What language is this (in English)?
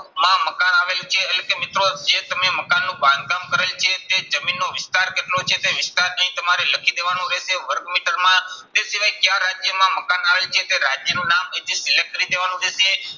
Gujarati